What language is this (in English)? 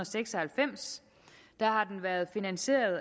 Danish